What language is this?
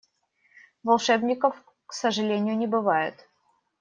Russian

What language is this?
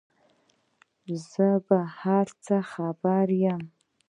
Pashto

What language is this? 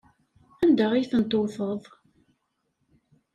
Kabyle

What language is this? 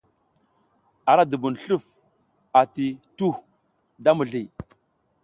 South Giziga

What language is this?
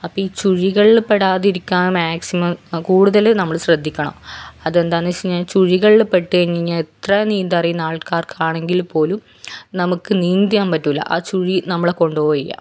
Malayalam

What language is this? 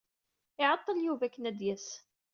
Kabyle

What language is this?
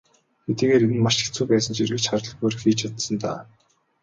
Mongolian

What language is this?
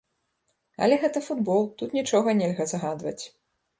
Belarusian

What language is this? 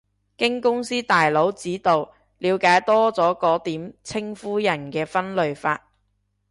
Cantonese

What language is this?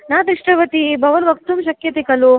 Sanskrit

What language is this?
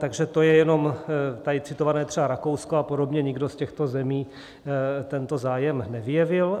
Czech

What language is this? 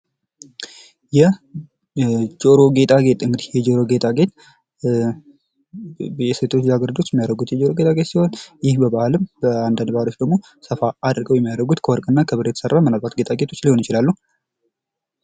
Amharic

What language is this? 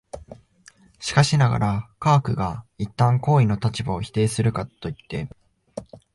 Japanese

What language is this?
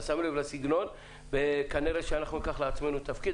Hebrew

